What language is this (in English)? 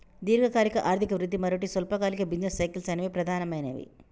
Telugu